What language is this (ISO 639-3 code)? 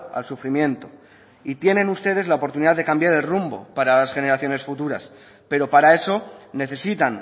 spa